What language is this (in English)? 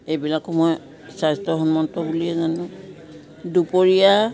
Assamese